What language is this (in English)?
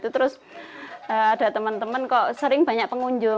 Indonesian